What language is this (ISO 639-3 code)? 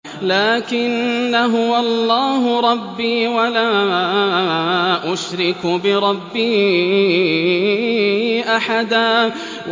ara